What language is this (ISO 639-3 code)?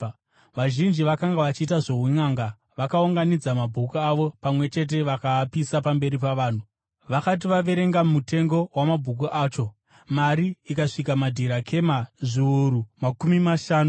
sna